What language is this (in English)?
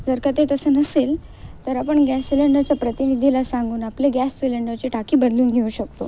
Marathi